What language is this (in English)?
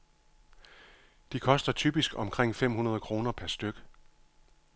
Danish